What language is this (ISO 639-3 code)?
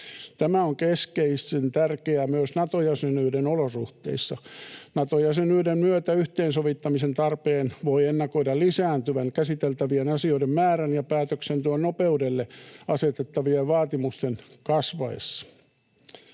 fin